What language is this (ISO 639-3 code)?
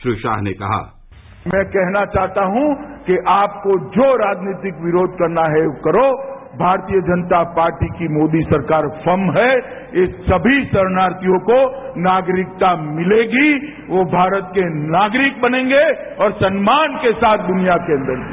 hin